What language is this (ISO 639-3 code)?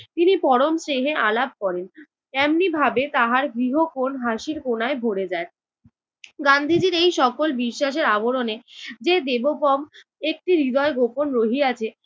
ben